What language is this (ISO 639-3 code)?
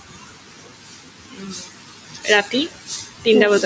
asm